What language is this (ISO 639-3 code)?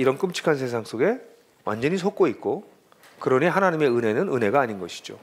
kor